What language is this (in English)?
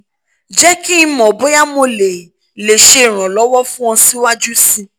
Yoruba